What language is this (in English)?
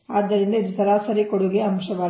Kannada